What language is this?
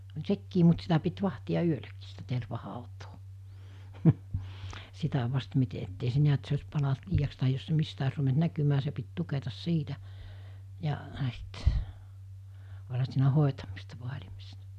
Finnish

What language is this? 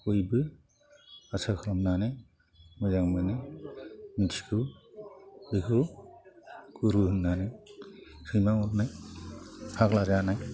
Bodo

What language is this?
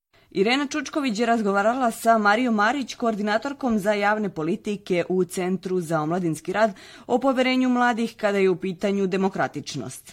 Croatian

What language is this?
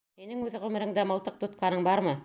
Bashkir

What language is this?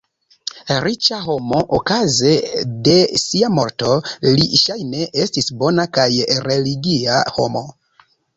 Esperanto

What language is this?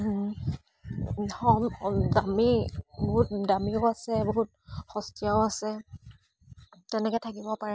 Assamese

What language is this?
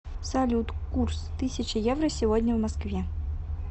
Russian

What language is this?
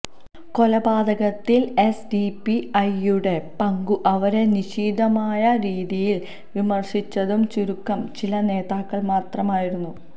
Malayalam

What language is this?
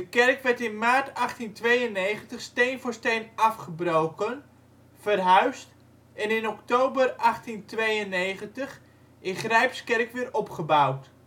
Dutch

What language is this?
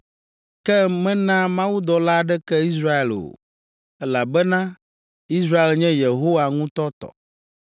Ewe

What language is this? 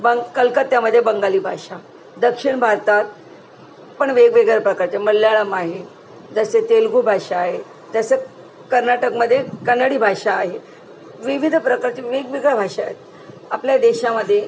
Marathi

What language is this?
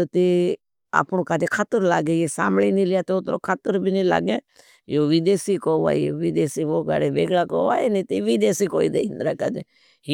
Bhili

